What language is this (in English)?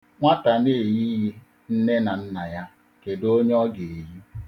Igbo